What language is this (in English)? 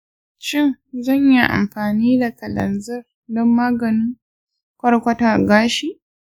Hausa